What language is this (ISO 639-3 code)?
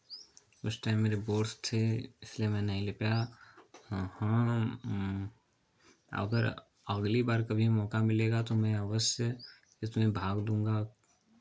hin